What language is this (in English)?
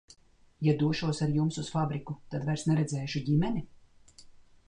Latvian